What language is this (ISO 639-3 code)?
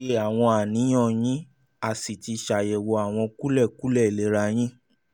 yor